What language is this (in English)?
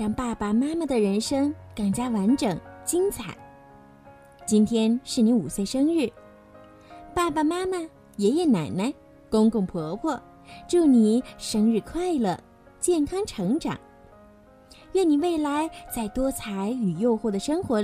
Chinese